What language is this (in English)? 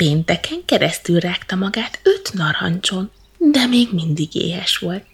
Hungarian